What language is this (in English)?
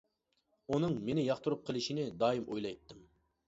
Uyghur